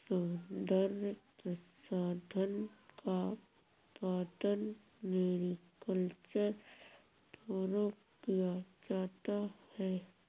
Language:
Hindi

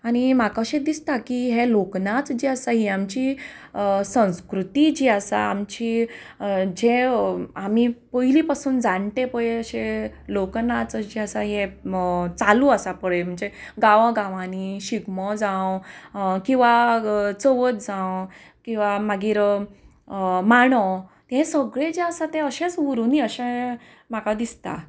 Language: Konkani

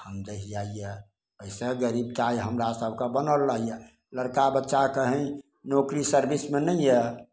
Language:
Maithili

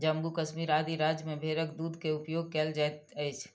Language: Maithili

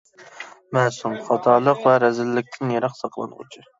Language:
Uyghur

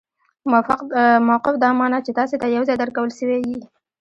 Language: Pashto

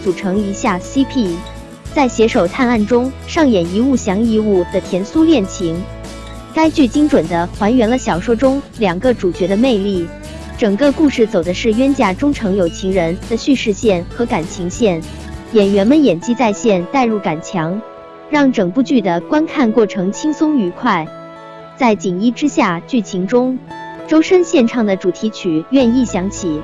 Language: Chinese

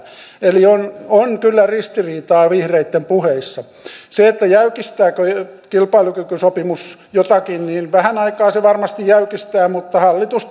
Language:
Finnish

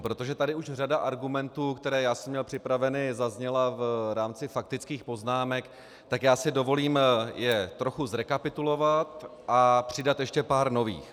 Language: Czech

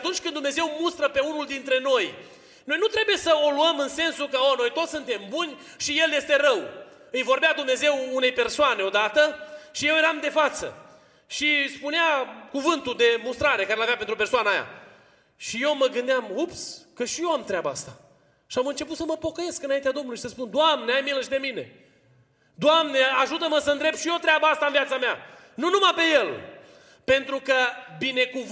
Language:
Romanian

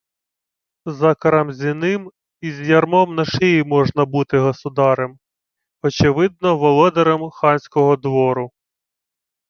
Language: Ukrainian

